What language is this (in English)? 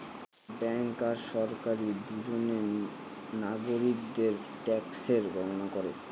Bangla